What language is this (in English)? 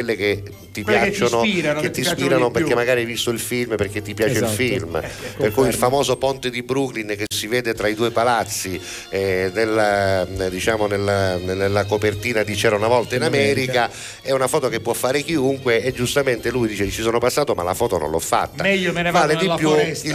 Italian